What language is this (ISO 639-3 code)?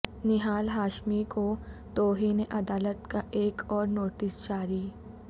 urd